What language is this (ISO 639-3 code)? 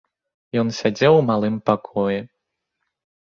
bel